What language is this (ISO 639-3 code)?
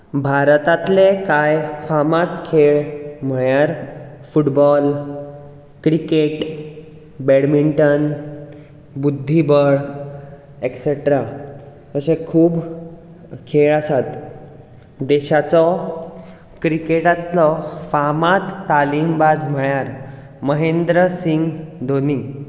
kok